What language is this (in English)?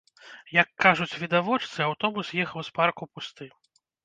Belarusian